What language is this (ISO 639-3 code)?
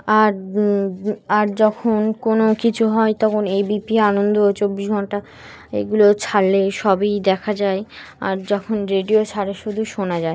ben